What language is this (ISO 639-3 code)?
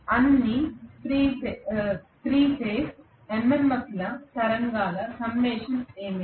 tel